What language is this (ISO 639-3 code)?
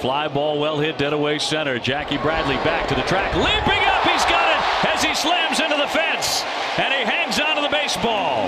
eng